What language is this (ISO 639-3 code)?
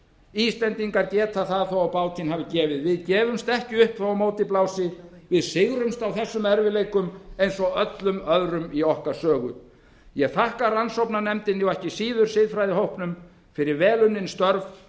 isl